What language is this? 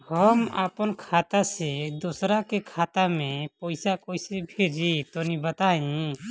Bhojpuri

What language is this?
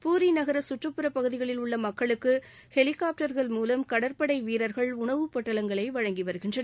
Tamil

